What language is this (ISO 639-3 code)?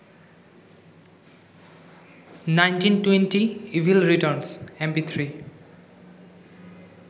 ben